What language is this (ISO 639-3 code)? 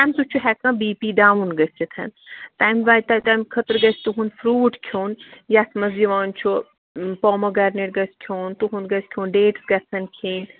kas